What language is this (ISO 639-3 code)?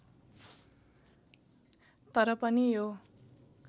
nep